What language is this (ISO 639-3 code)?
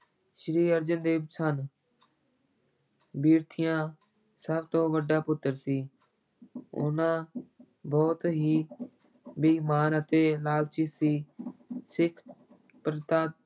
pan